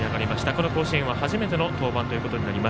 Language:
Japanese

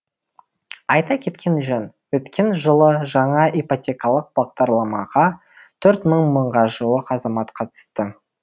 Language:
Kazakh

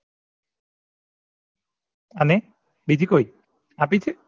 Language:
Gujarati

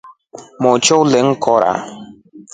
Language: Rombo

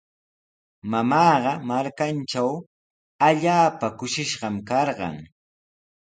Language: Sihuas Ancash Quechua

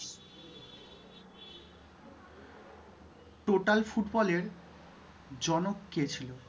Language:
Bangla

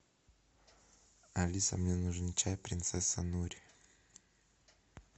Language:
Russian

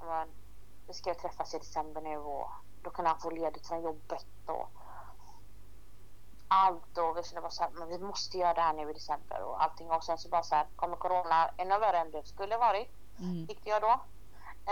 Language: Swedish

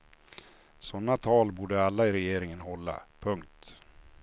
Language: Swedish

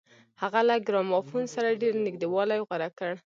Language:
Pashto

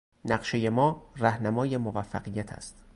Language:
Persian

